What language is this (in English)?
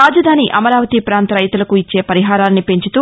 Telugu